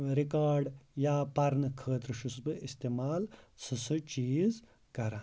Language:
Kashmiri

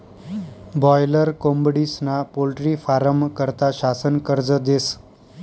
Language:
Marathi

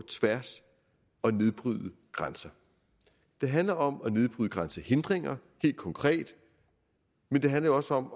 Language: Danish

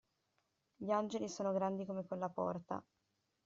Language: Italian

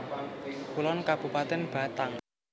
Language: Javanese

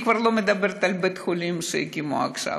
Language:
Hebrew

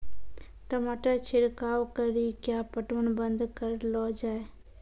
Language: Maithili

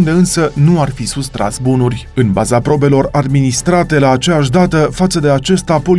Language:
Romanian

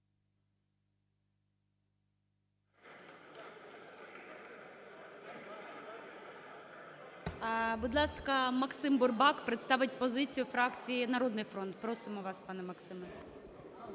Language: Ukrainian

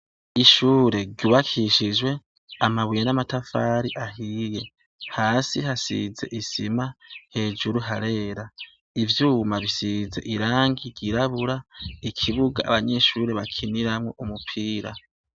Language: Rundi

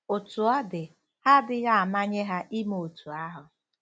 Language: Igbo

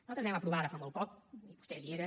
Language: Catalan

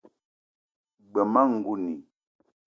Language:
Eton (Cameroon)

